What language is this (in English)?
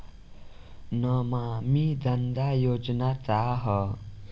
Bhojpuri